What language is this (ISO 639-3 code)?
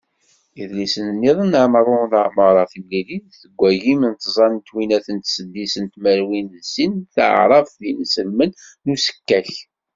kab